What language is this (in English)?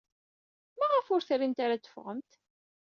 Kabyle